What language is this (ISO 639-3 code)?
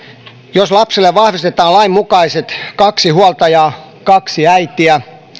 fin